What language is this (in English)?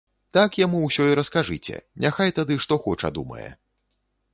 Belarusian